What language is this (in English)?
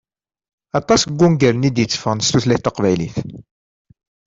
Kabyle